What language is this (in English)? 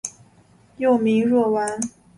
Chinese